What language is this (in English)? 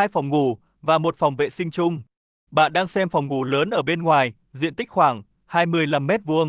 Vietnamese